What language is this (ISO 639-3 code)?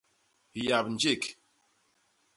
bas